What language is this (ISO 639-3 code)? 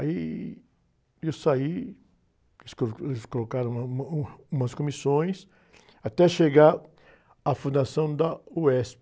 por